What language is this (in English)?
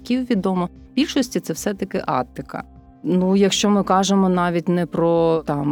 Ukrainian